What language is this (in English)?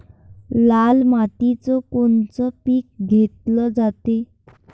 Marathi